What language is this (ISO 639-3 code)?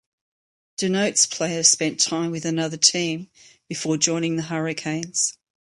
eng